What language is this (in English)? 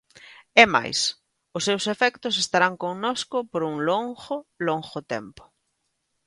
Galician